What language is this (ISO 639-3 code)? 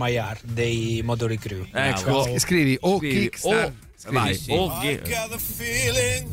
ita